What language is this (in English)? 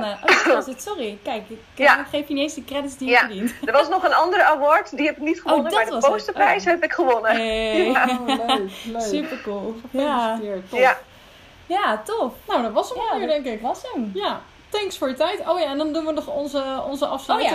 Dutch